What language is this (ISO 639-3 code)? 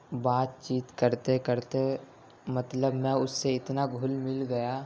urd